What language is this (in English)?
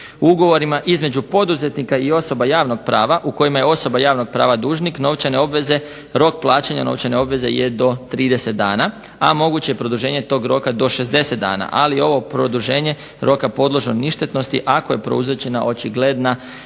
Croatian